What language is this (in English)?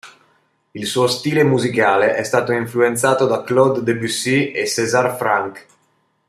Italian